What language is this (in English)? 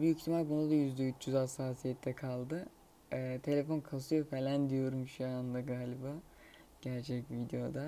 Turkish